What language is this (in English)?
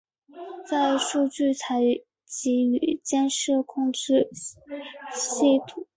Chinese